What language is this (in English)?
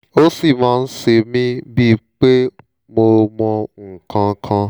Yoruba